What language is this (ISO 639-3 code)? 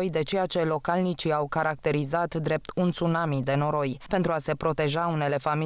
ron